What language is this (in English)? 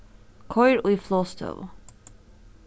Faroese